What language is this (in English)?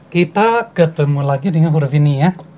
Indonesian